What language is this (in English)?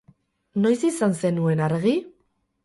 Basque